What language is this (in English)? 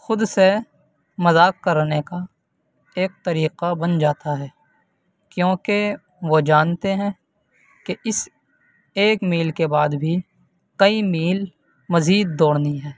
Urdu